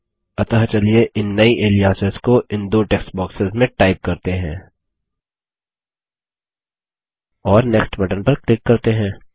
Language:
Hindi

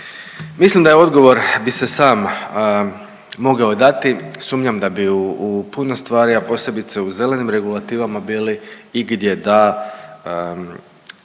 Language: Croatian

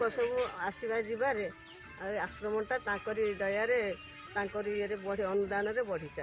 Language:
Indonesian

